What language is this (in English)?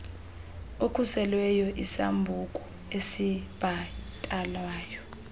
Xhosa